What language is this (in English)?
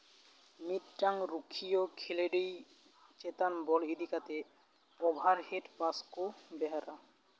Santali